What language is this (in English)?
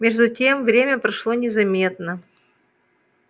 Russian